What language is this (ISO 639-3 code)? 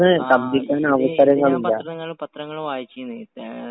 mal